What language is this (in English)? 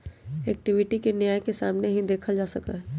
Magahi